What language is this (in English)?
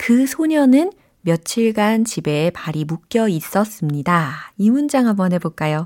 Korean